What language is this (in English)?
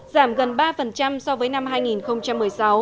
Vietnamese